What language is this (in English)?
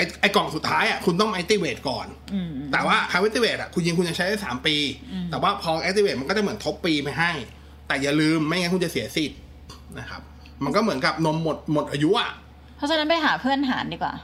Thai